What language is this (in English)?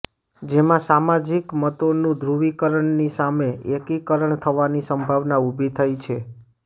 Gujarati